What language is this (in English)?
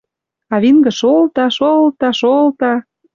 Western Mari